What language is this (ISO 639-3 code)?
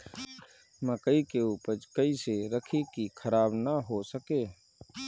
bho